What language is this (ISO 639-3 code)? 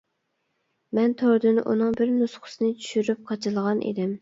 uig